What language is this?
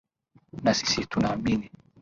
Swahili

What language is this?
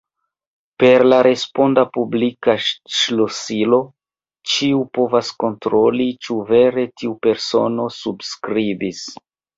Esperanto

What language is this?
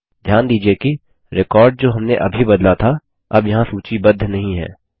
Hindi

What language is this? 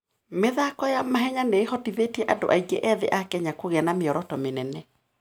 Kikuyu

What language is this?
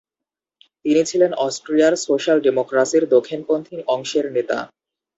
Bangla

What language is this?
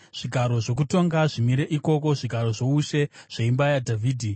Shona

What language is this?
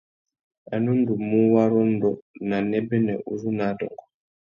Tuki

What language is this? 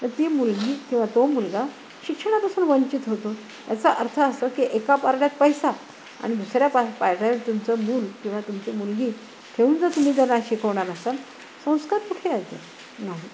Marathi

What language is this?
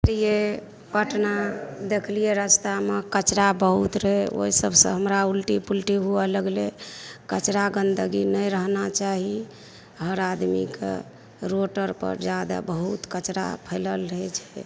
Maithili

